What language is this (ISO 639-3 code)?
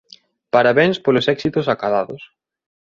glg